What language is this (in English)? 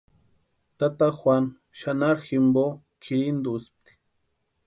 Western Highland Purepecha